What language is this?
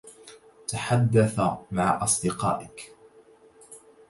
Arabic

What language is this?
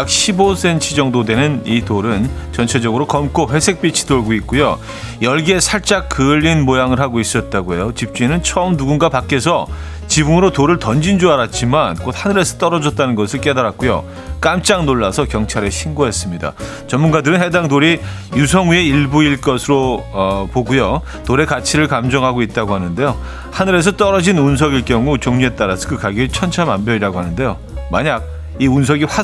Korean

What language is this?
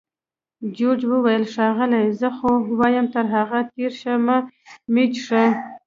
Pashto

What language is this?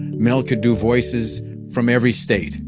English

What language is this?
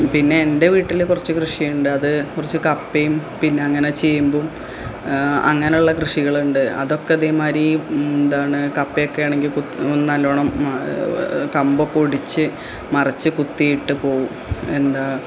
Malayalam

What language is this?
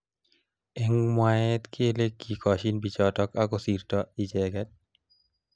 Kalenjin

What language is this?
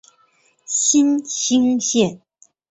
Chinese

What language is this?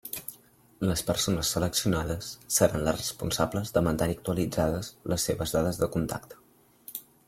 Catalan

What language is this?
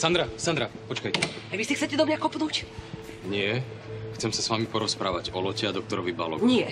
Slovak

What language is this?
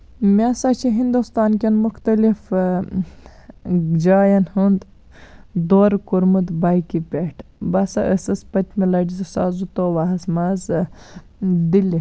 Kashmiri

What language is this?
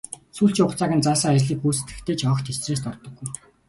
Mongolian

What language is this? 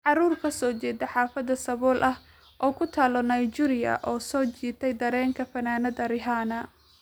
Somali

